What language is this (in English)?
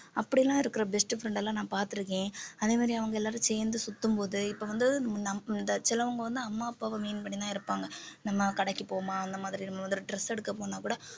Tamil